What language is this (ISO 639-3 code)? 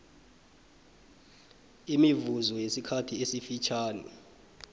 nbl